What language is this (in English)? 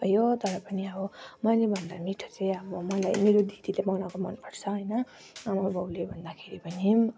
Nepali